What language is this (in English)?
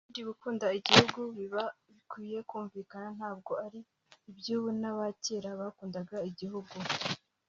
Kinyarwanda